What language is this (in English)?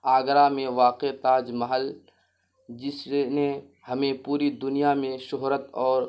Urdu